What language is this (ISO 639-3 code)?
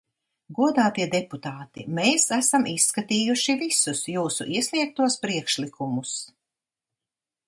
lav